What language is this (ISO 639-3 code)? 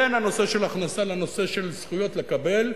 heb